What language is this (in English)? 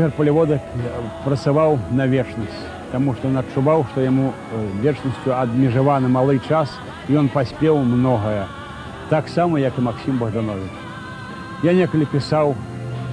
Russian